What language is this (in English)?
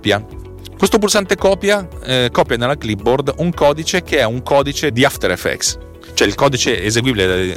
Italian